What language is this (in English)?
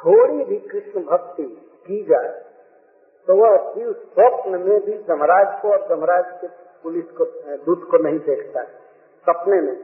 Hindi